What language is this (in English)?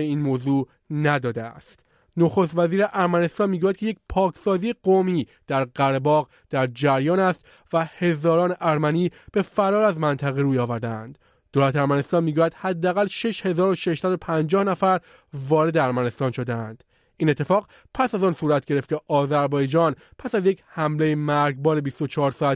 Persian